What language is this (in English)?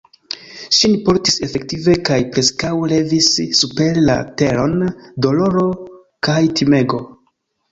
Esperanto